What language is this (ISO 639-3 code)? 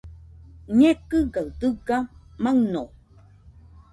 hux